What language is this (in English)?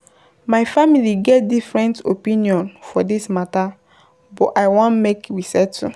Nigerian Pidgin